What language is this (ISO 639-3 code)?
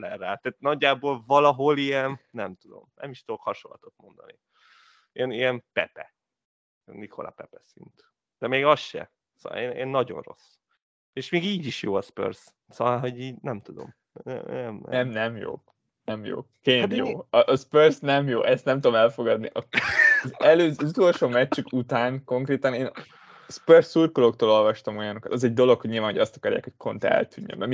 hun